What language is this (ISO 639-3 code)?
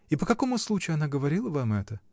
rus